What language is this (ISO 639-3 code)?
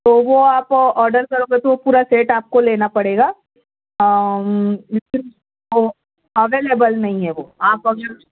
urd